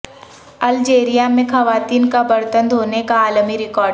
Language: Urdu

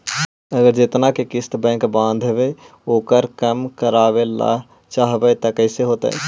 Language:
Magahi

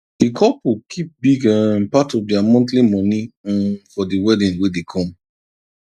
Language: Nigerian Pidgin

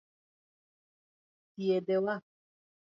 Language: Luo (Kenya and Tanzania)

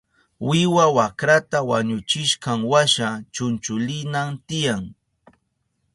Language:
Southern Pastaza Quechua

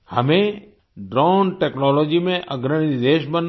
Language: Hindi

